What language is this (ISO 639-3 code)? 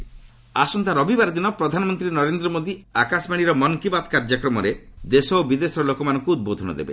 ori